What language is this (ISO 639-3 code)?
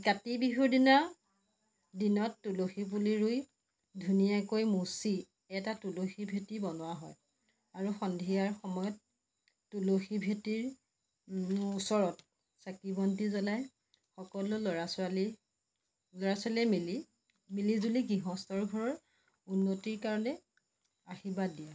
asm